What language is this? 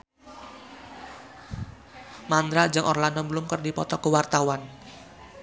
Sundanese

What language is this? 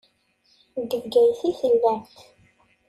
Kabyle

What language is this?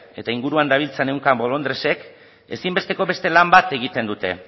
Basque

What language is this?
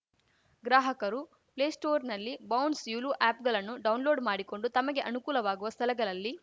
Kannada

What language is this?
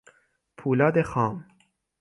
Persian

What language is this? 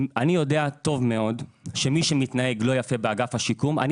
Hebrew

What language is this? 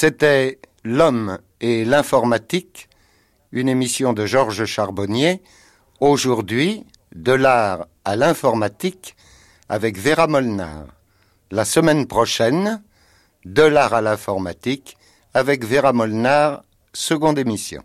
French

